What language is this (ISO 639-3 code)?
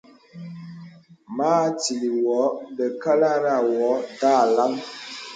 beb